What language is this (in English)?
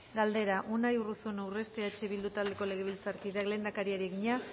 Basque